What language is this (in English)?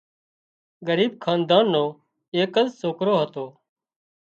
Wadiyara Koli